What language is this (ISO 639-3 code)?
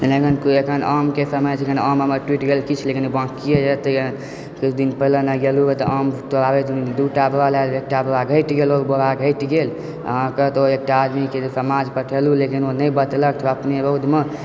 mai